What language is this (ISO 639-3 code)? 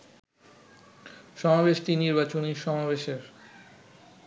ben